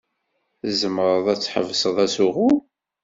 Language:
Kabyle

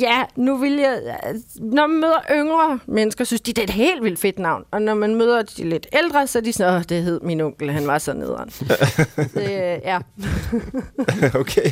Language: Danish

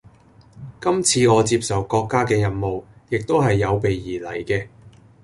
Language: Cantonese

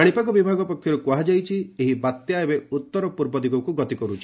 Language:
Odia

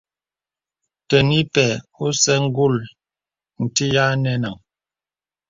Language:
Bebele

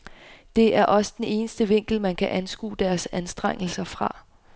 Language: Danish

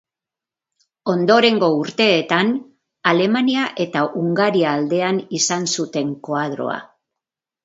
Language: Basque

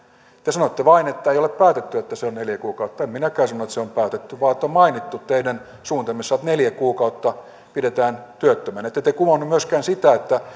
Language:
Finnish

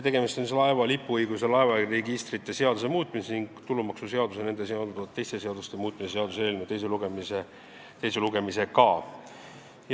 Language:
Estonian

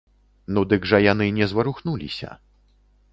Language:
Belarusian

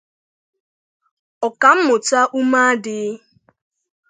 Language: Igbo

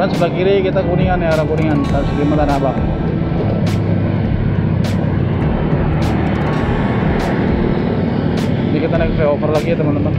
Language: Indonesian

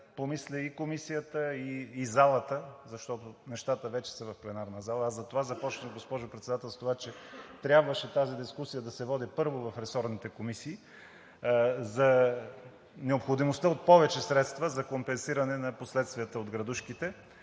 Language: Bulgarian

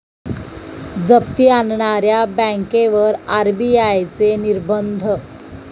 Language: Marathi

